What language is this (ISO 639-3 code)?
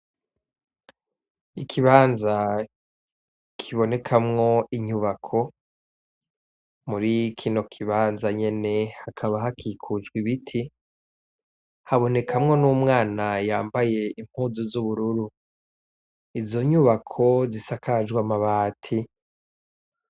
run